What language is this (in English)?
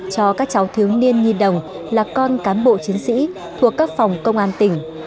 Vietnamese